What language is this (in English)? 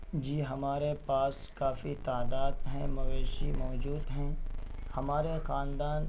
Urdu